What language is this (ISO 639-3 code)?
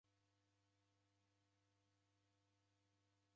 dav